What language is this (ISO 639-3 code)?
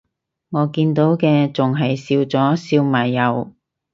yue